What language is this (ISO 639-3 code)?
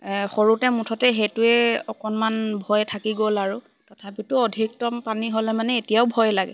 asm